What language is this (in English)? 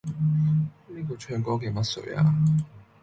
Cantonese